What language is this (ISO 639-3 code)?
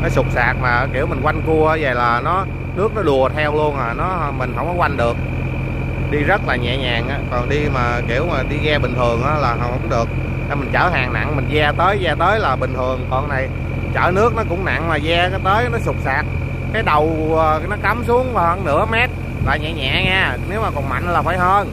vie